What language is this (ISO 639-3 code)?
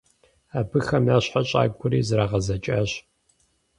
kbd